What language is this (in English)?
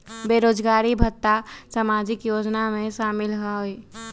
Magahi